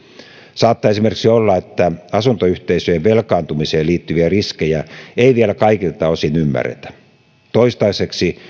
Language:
Finnish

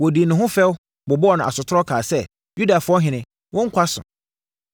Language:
Akan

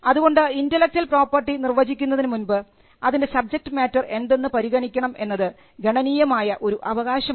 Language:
Malayalam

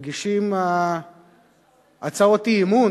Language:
Hebrew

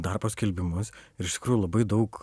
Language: Lithuanian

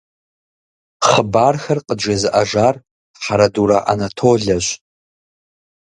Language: Kabardian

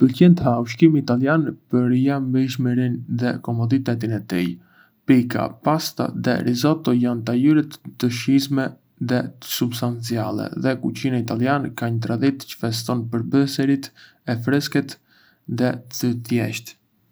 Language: Arbëreshë Albanian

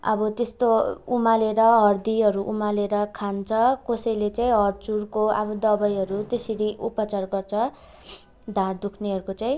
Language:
Nepali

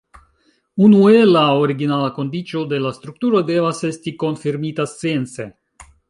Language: Esperanto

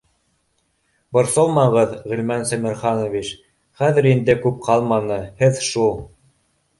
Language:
Bashkir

